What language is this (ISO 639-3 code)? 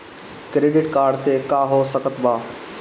bho